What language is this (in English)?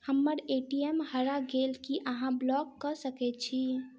Maithili